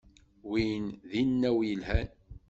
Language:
Kabyle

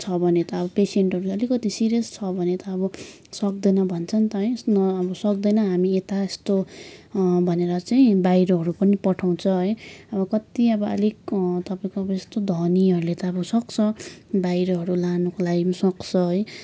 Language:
Nepali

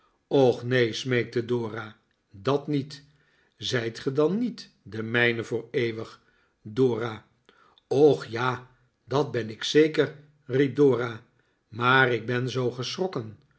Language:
Dutch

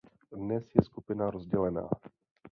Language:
Czech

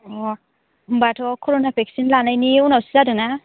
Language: Bodo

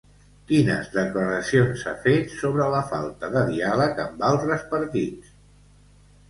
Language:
Catalan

